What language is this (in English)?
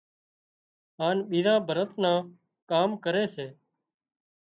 Wadiyara Koli